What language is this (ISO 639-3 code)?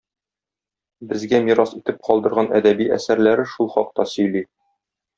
tat